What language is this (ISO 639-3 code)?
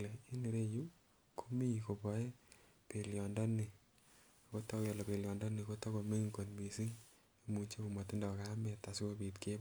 kln